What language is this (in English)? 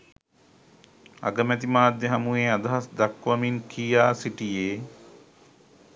Sinhala